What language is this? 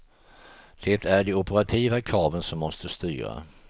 Swedish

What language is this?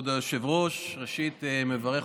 Hebrew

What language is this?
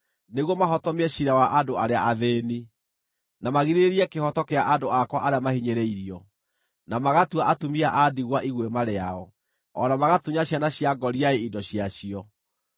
Kikuyu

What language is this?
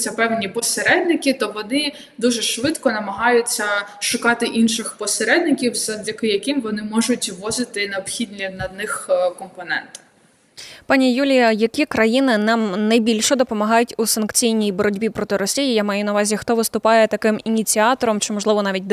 Ukrainian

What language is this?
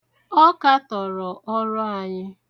Igbo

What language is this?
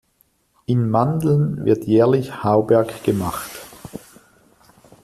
German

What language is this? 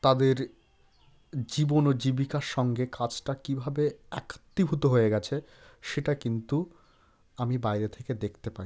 Bangla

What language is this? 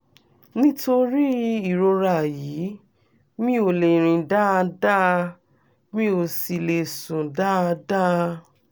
Yoruba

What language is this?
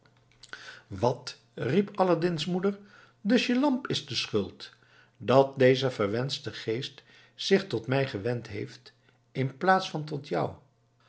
Dutch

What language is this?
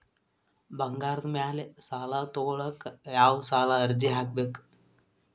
Kannada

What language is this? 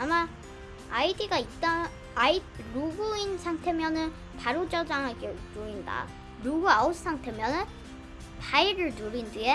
Korean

